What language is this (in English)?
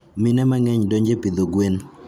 Luo (Kenya and Tanzania)